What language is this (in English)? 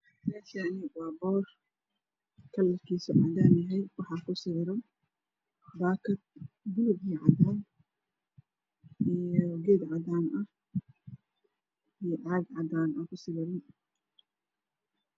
Somali